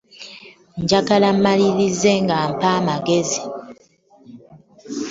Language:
Ganda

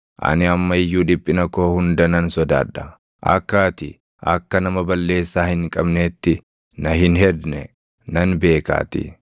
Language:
Oromo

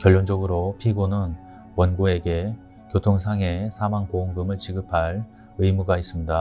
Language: Korean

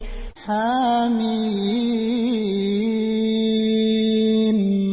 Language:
Arabic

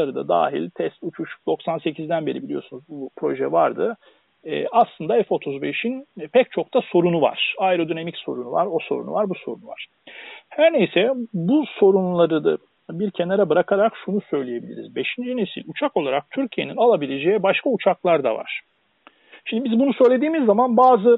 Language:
Turkish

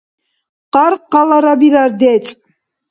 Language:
Dargwa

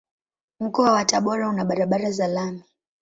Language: Swahili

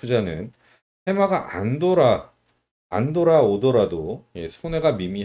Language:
Korean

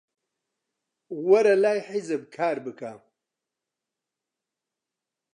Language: Central Kurdish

